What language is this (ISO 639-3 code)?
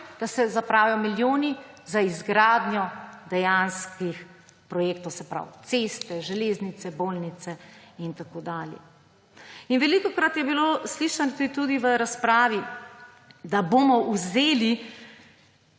slv